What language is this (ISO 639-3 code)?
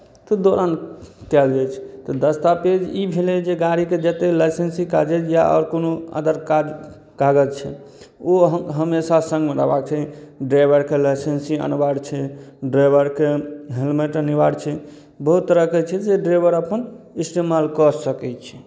mai